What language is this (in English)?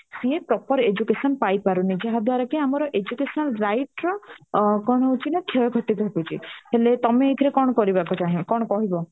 Odia